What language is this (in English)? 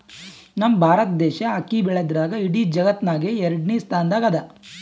Kannada